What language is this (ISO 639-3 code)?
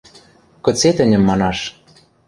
mrj